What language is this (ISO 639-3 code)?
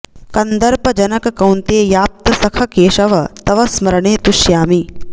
san